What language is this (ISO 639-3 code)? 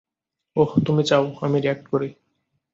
ben